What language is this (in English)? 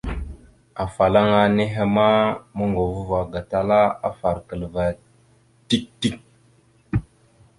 Mada (Cameroon)